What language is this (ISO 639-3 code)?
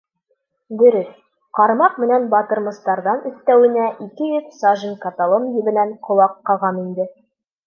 bak